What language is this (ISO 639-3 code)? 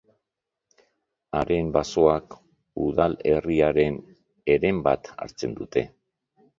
eus